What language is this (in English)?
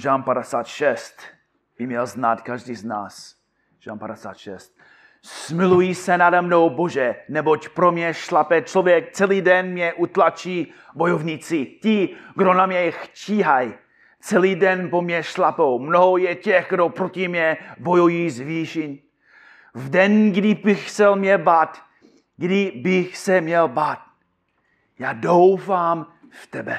Czech